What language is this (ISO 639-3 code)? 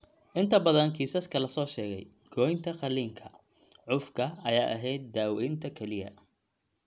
som